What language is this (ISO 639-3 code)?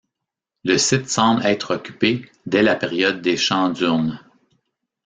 fra